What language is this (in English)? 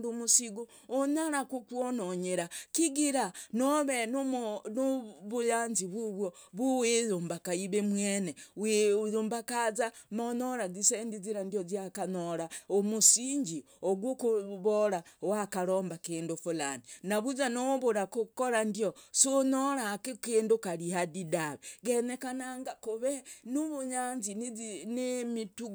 Logooli